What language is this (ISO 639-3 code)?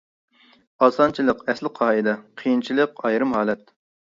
uig